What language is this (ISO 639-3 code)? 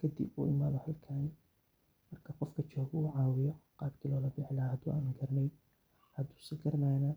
som